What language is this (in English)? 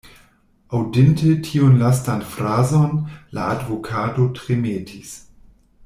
Esperanto